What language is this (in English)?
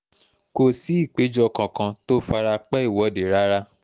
Yoruba